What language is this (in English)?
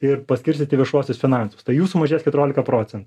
Lithuanian